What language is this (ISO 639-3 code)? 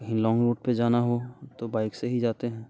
hin